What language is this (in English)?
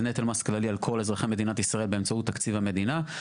Hebrew